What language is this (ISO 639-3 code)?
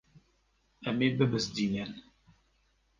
kur